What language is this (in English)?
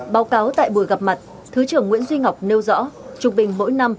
Vietnamese